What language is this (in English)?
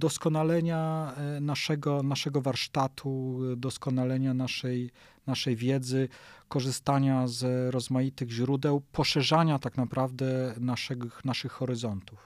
Polish